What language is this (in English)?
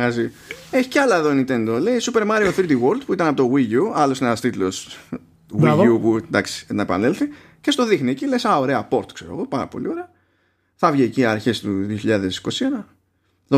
Greek